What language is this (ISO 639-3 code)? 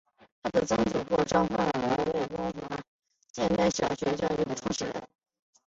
zho